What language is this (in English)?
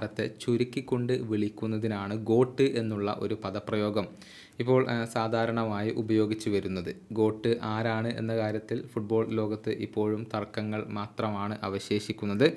Malayalam